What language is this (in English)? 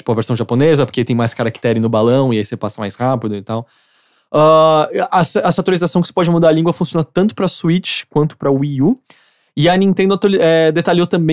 Portuguese